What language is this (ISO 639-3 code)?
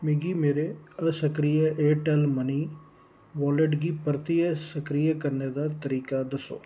doi